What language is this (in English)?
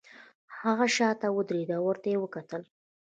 Pashto